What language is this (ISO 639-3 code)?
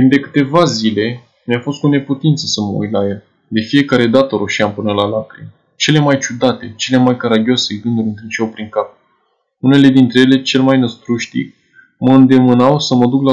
ron